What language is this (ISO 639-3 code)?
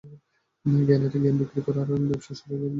ben